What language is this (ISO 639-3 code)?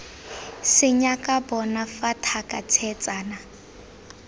tsn